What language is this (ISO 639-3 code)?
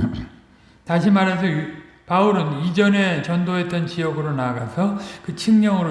kor